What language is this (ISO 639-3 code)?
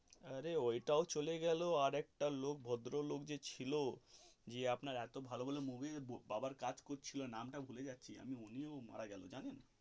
ben